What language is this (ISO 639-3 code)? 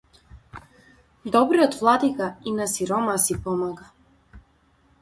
mkd